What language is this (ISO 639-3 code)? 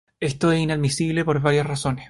spa